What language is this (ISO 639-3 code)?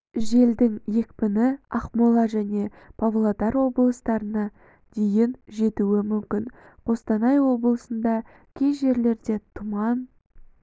kaz